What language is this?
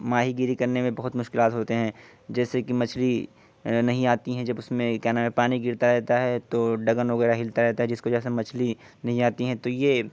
Urdu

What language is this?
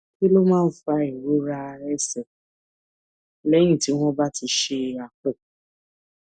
Yoruba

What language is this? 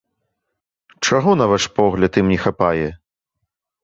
Belarusian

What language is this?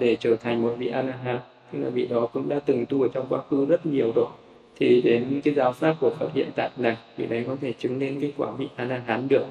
Vietnamese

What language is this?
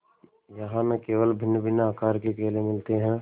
Hindi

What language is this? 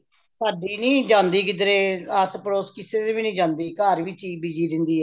Punjabi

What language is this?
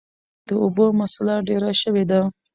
Pashto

